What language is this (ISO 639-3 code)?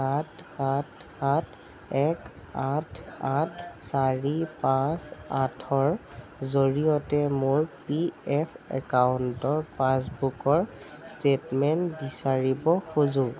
asm